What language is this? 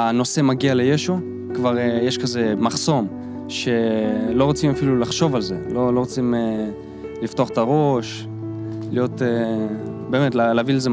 Hebrew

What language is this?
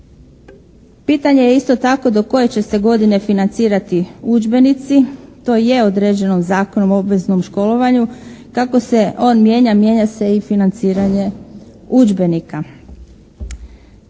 Croatian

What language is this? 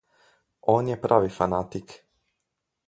Slovenian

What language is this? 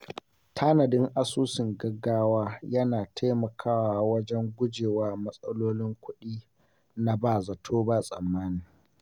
Hausa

